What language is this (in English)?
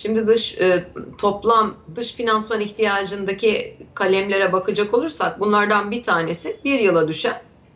Turkish